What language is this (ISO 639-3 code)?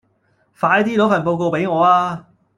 yue